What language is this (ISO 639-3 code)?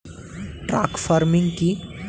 ben